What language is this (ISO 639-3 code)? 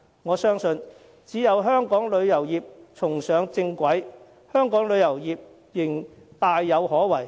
yue